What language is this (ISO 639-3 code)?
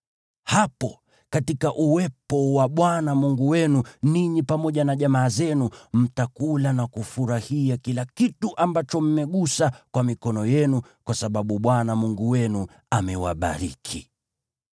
swa